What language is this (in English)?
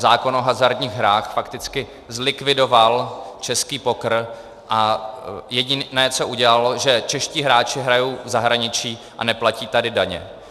Czech